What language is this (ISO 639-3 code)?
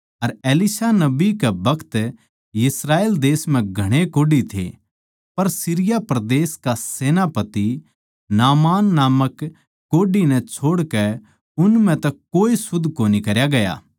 bgc